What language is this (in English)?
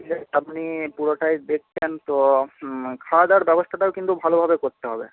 Bangla